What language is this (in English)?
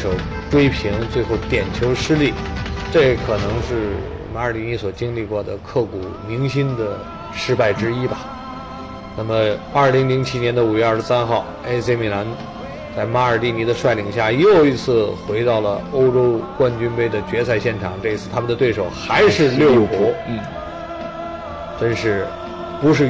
Chinese